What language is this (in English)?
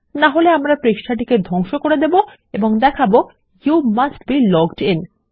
Bangla